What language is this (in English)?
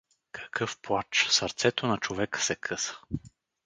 Bulgarian